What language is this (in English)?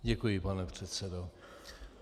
Czech